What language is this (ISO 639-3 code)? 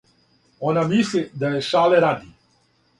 srp